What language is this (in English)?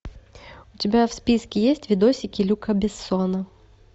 Russian